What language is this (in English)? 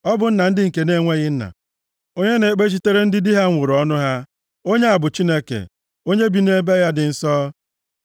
Igbo